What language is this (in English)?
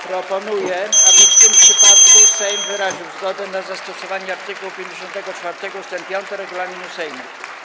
Polish